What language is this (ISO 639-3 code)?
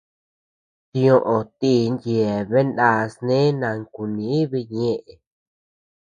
cux